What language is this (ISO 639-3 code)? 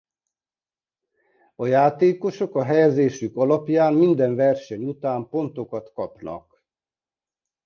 hun